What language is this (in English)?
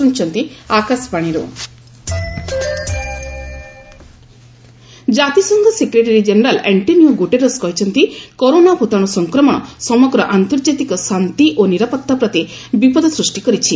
Odia